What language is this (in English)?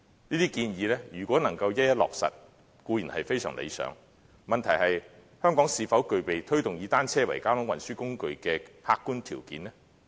Cantonese